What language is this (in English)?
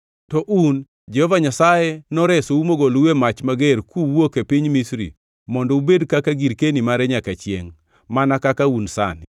Luo (Kenya and Tanzania)